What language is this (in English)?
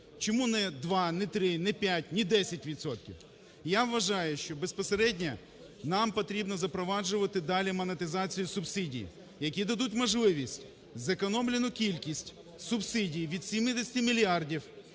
Ukrainian